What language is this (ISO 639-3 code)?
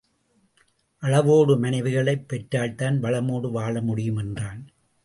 tam